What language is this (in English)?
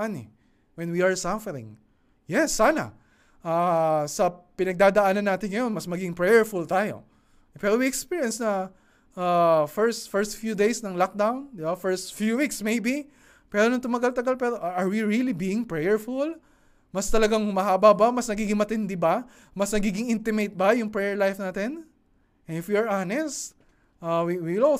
Filipino